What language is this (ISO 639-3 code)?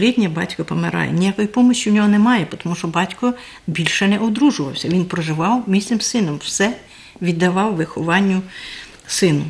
ukr